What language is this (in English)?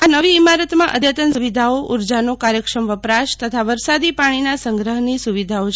Gujarati